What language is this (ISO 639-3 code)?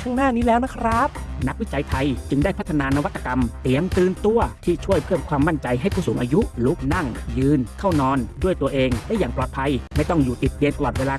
tha